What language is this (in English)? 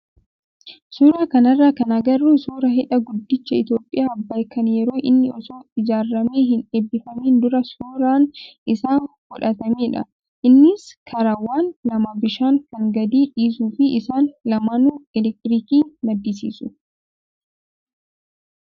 Oromo